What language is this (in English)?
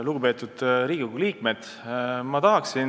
Estonian